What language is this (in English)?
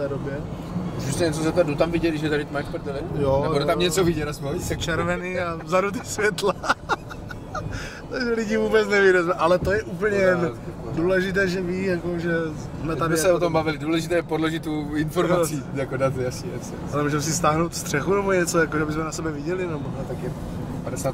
Czech